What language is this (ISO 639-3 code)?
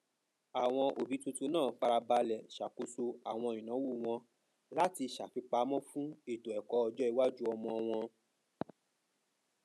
yor